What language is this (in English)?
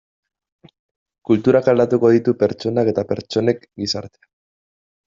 Basque